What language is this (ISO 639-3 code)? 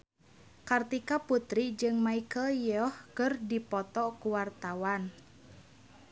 sun